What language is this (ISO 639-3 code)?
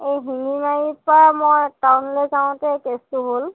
asm